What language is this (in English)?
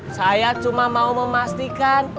Indonesian